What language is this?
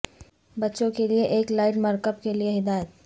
Urdu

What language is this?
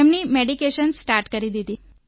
Gujarati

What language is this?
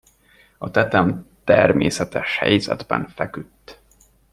Hungarian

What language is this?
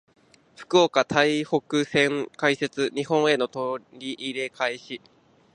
Japanese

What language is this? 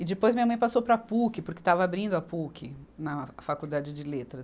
Portuguese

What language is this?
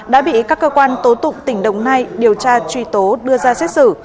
Vietnamese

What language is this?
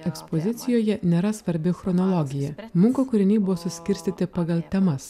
Lithuanian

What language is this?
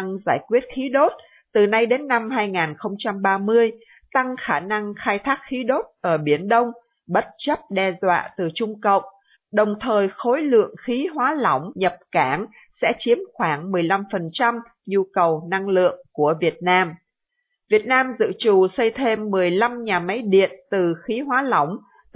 Vietnamese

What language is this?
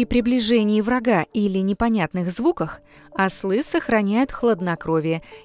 Russian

